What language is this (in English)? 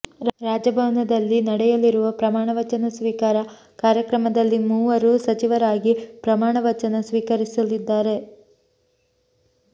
Kannada